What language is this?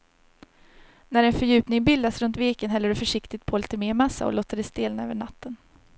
Swedish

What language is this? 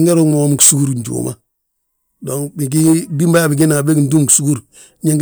Balanta-Ganja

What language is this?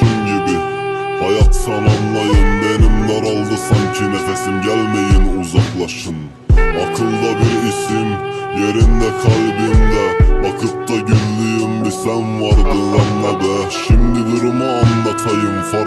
Turkish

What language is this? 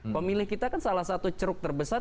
Indonesian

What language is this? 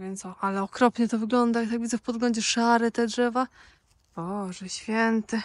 Polish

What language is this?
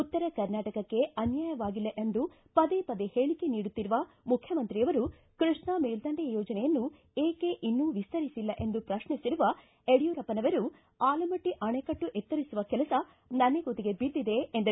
Kannada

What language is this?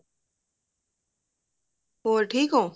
Punjabi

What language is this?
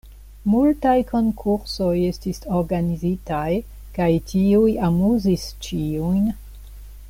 Esperanto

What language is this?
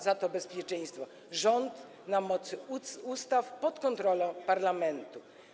Polish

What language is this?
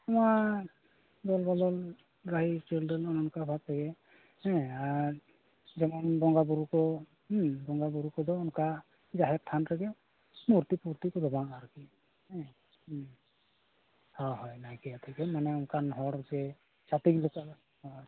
Santali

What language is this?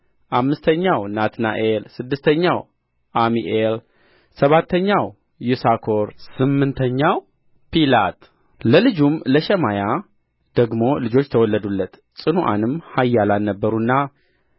Amharic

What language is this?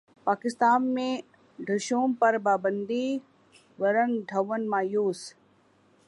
Urdu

